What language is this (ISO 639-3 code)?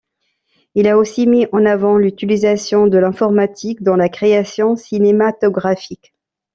fra